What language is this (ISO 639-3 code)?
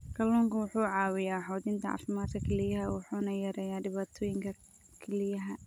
som